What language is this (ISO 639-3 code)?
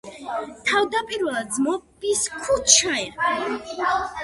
kat